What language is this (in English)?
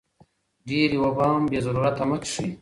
Pashto